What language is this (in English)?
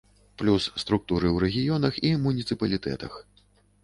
Belarusian